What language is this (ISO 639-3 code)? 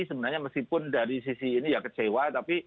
ind